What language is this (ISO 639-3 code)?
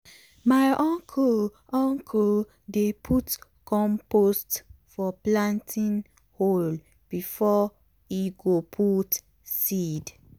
pcm